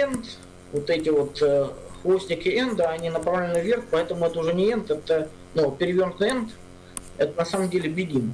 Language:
Russian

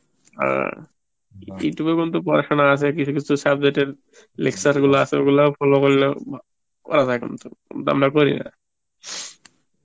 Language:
Bangla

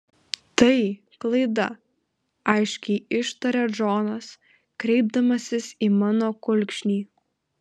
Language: Lithuanian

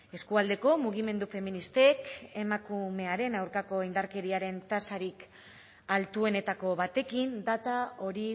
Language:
Basque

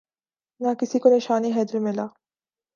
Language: Urdu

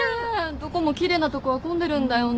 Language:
Japanese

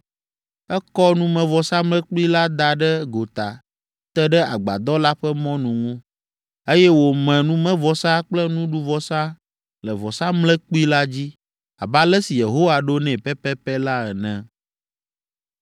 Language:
Ewe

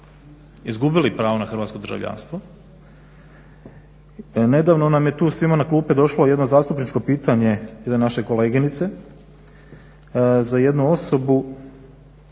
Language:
Croatian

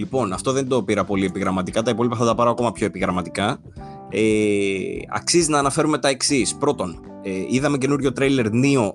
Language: Greek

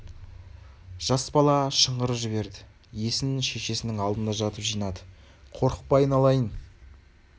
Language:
Kazakh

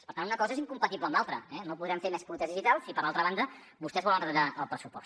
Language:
Catalan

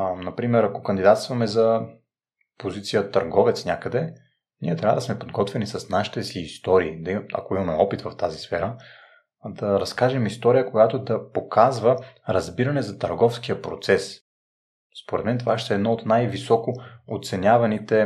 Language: Bulgarian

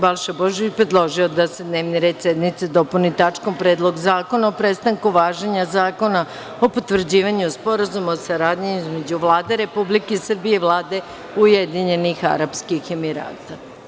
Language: Serbian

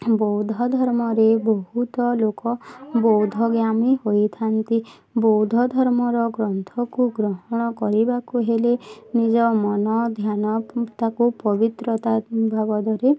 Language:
Odia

